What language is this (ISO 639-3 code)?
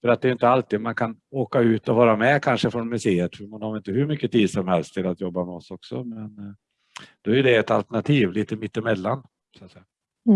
swe